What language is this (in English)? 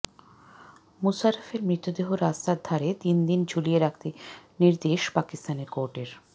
Bangla